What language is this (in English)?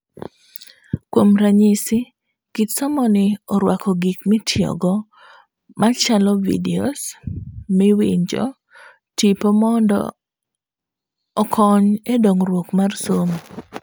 Luo (Kenya and Tanzania)